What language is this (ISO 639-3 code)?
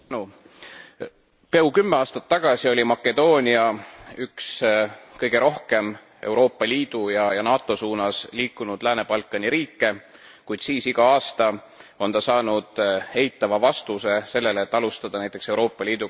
est